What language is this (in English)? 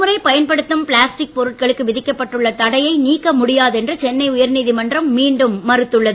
Tamil